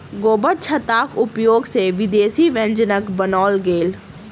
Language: Maithili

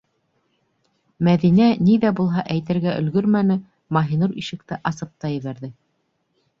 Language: Bashkir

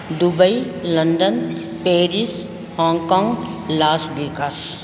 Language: Sindhi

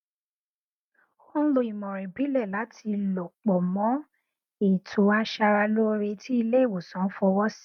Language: Yoruba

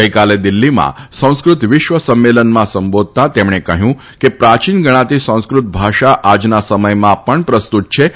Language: Gujarati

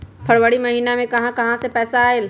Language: Magahi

